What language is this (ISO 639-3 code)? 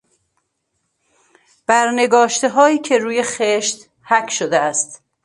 fas